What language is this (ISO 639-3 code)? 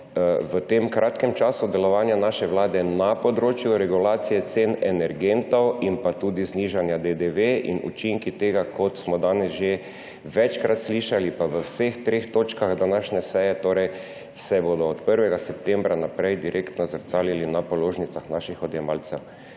slv